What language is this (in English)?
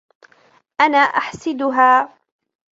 Arabic